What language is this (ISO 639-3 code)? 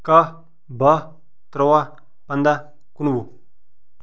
kas